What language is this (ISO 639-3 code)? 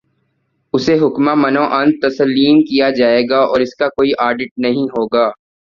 urd